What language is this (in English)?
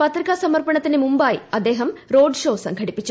Malayalam